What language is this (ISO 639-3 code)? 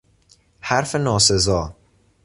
fas